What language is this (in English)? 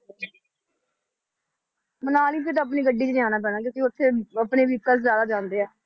Punjabi